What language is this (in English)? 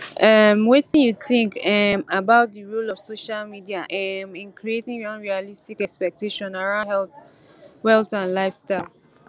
Nigerian Pidgin